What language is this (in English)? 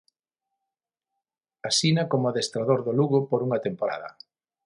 Galician